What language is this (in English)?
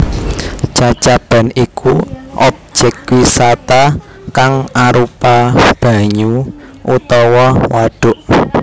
Javanese